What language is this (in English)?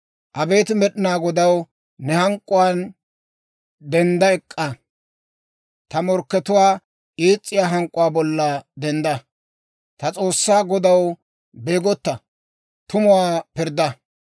Dawro